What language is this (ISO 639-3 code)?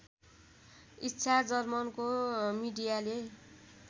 nep